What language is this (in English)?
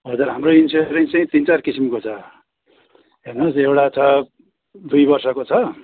Nepali